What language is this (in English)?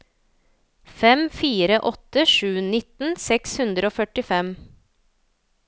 Norwegian